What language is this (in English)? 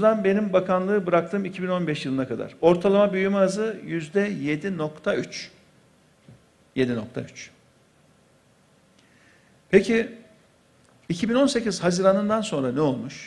Turkish